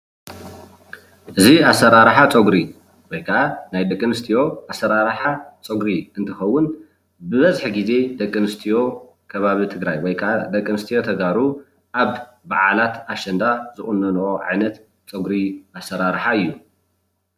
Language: Tigrinya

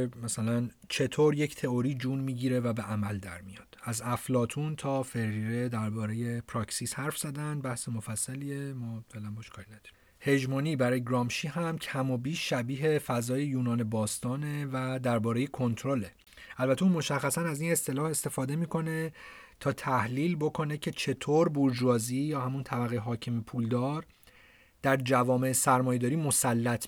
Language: Persian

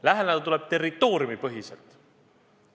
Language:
Estonian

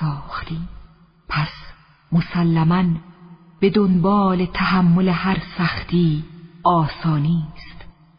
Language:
Persian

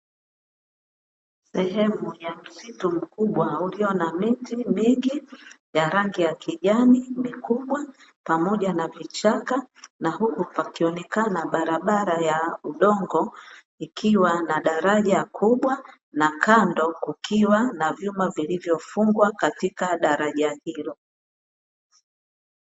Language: Swahili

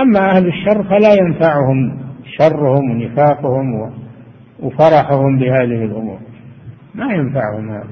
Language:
Arabic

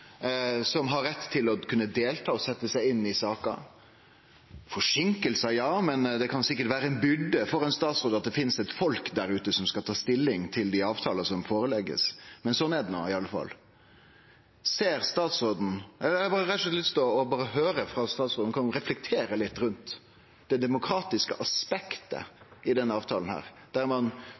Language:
Norwegian Nynorsk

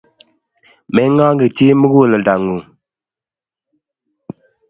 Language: Kalenjin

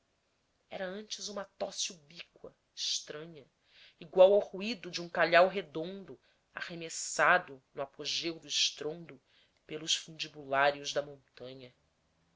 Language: Portuguese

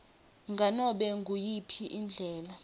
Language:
Swati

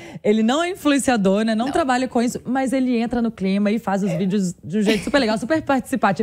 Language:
Portuguese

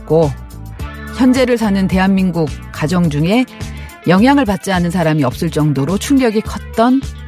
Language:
Korean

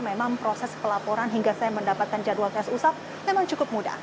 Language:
Indonesian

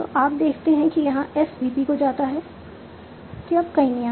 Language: Hindi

